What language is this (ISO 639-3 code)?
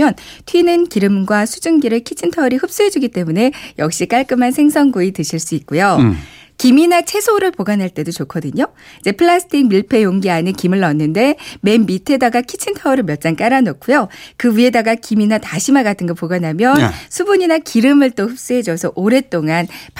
kor